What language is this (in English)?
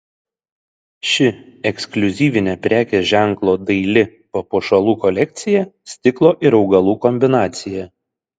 Lithuanian